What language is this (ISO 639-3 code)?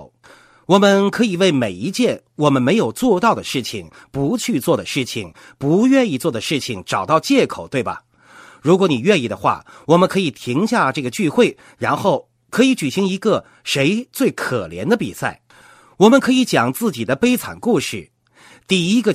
zho